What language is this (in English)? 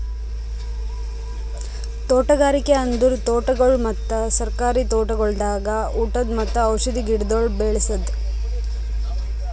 Kannada